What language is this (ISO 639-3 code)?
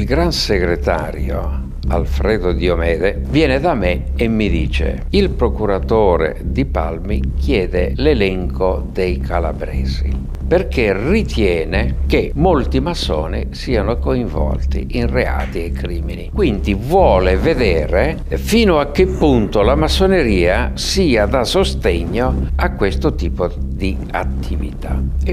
ita